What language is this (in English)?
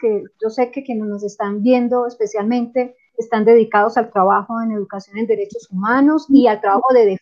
Spanish